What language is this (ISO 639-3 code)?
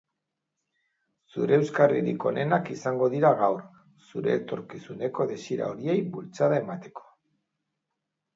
eus